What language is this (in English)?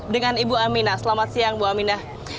Indonesian